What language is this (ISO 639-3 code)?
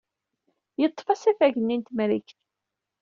kab